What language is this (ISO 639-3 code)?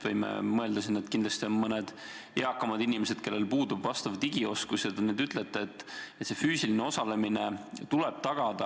est